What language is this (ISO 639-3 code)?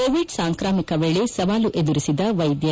kan